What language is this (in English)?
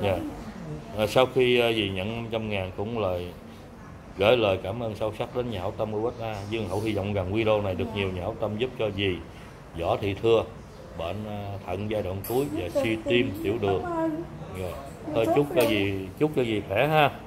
Vietnamese